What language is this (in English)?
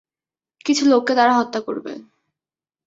Bangla